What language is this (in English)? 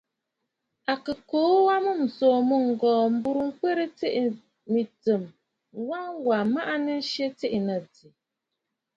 Bafut